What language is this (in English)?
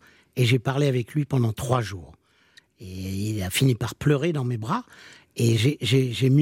French